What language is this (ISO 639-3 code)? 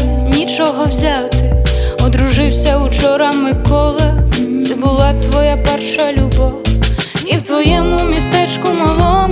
ukr